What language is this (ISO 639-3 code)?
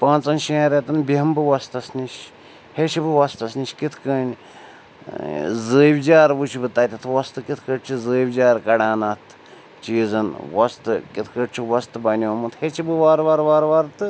kas